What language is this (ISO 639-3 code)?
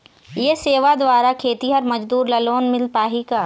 hne